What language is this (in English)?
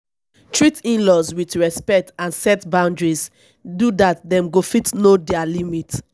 Nigerian Pidgin